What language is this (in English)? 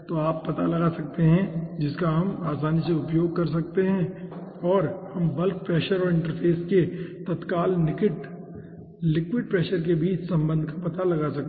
Hindi